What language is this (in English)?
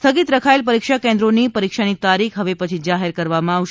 Gujarati